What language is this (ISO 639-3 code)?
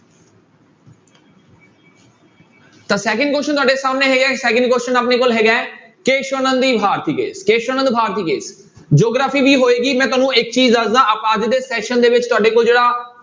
pan